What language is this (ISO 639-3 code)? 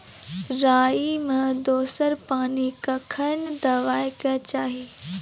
mai